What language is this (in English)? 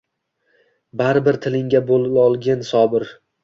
Uzbek